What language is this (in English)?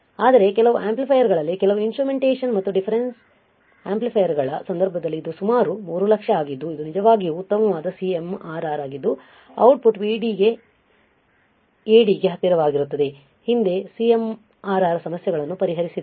Kannada